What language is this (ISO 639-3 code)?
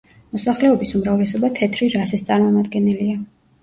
kat